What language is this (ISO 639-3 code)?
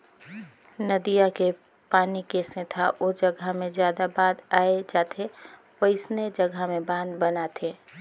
hne